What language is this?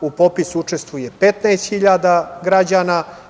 Serbian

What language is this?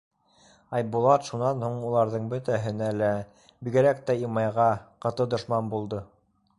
Bashkir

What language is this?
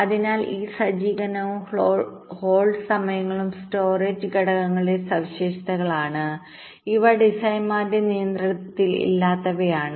Malayalam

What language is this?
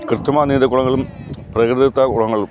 Malayalam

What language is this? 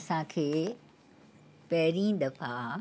Sindhi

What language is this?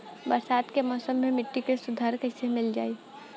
Bhojpuri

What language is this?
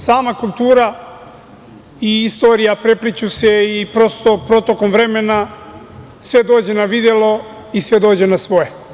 Serbian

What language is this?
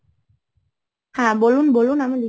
Bangla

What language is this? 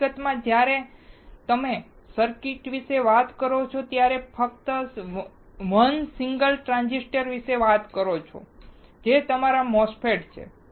Gujarati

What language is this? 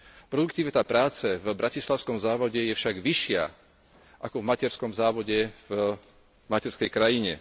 Slovak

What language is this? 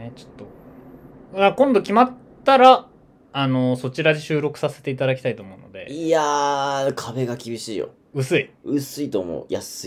Japanese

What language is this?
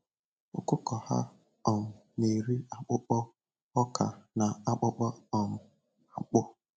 Igbo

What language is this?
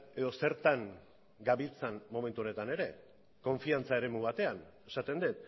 Basque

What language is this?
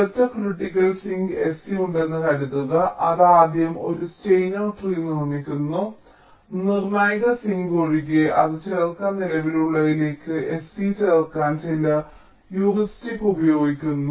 Malayalam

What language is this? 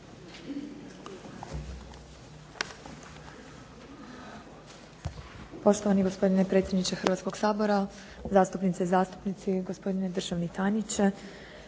Croatian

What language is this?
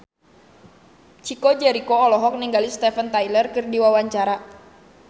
Sundanese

